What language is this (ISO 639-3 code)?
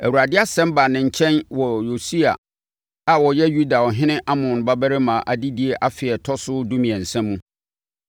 aka